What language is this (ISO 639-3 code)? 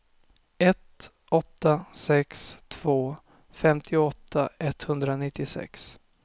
swe